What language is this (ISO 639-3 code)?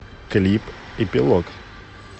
rus